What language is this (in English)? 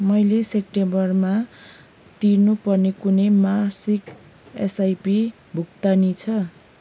Nepali